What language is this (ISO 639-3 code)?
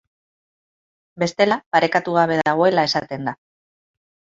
eus